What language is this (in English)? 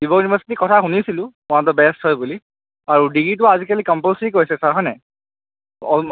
Assamese